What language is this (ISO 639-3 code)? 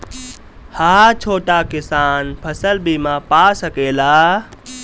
bho